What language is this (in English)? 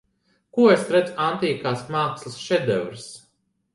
Latvian